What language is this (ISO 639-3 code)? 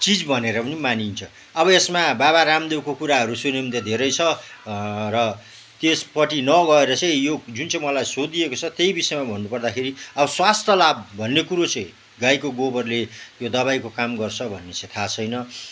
nep